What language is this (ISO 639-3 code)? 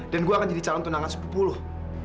ind